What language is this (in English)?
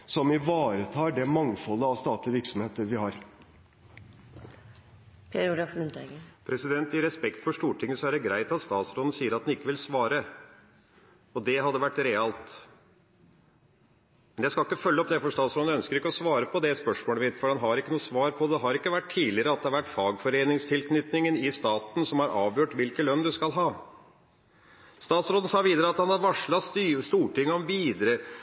Norwegian Bokmål